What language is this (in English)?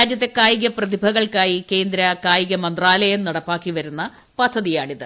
Malayalam